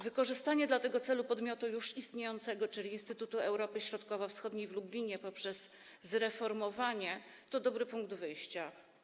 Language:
Polish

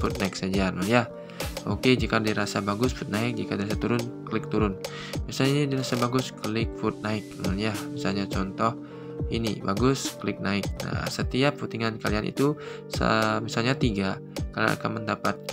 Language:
Indonesian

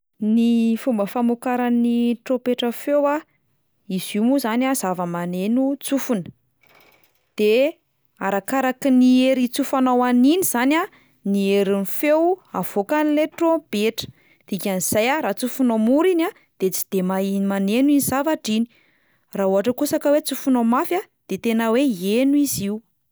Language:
Malagasy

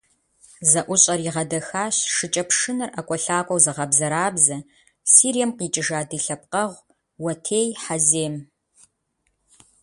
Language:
Kabardian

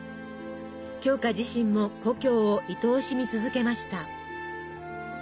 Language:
Japanese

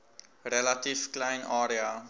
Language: Afrikaans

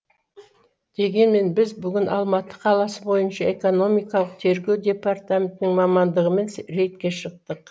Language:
Kazakh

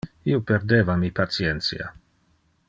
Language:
Interlingua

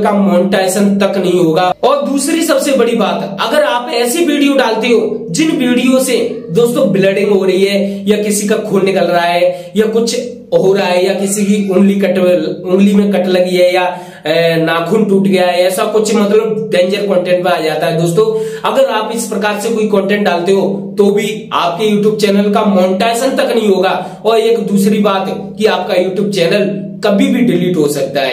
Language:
Hindi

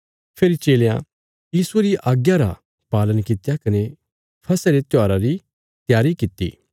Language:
Bilaspuri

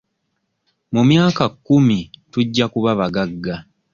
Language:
Ganda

